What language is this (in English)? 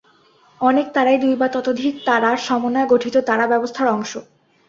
Bangla